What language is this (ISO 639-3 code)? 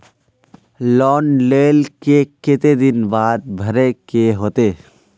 mag